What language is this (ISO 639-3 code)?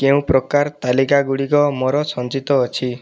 ori